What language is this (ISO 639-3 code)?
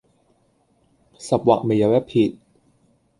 yue